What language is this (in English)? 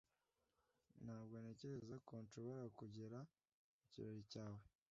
Kinyarwanda